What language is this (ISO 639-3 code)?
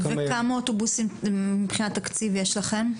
heb